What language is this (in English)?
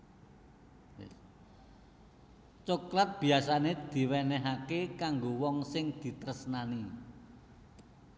Javanese